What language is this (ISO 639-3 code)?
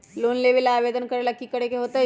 mag